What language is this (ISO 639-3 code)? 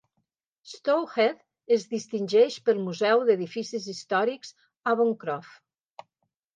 cat